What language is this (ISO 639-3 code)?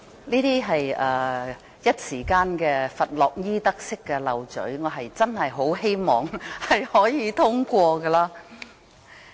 yue